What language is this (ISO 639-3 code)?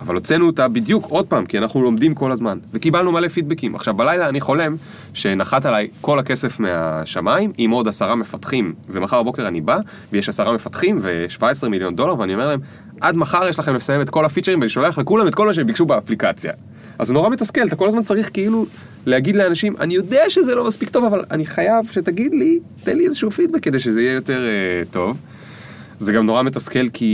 heb